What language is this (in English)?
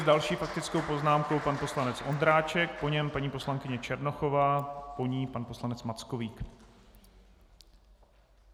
Czech